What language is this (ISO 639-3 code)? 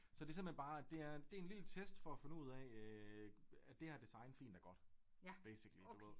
dan